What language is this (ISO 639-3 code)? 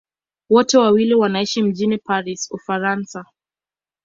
swa